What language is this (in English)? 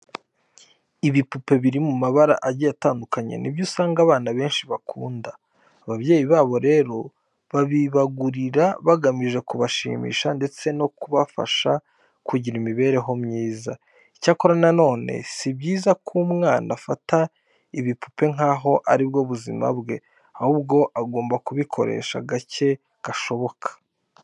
Kinyarwanda